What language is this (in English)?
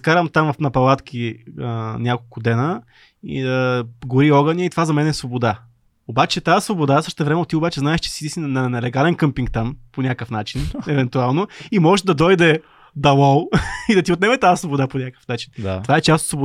Bulgarian